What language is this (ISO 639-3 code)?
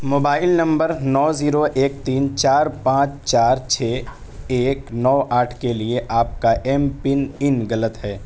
urd